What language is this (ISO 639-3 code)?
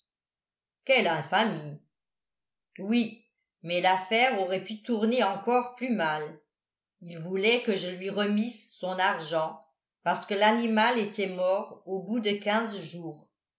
fra